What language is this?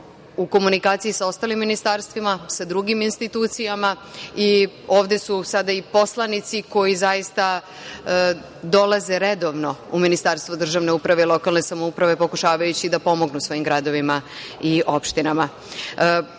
Serbian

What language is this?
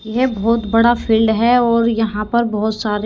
Hindi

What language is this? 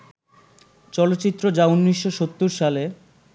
Bangla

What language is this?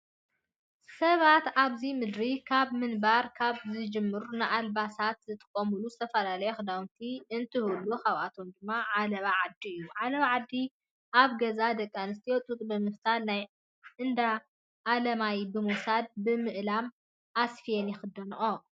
Tigrinya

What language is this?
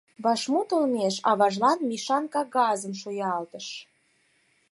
Mari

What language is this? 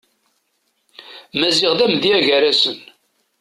Kabyle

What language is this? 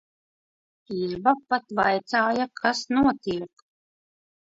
Latvian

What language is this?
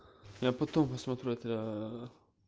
Russian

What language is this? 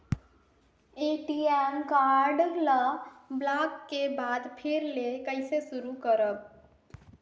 Chhattisgarhi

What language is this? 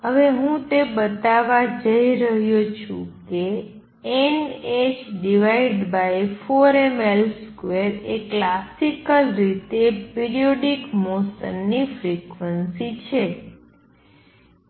Gujarati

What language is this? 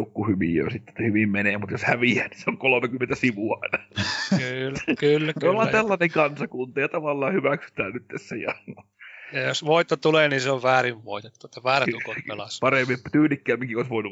Finnish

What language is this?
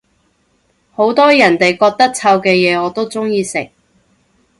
Cantonese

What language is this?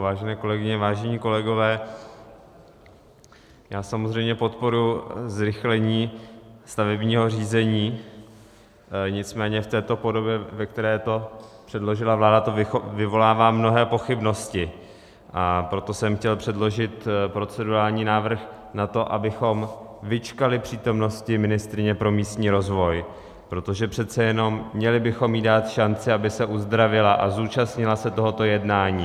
Czech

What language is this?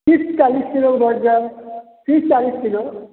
Maithili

